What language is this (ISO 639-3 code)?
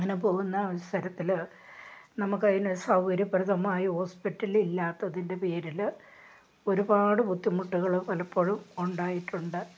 mal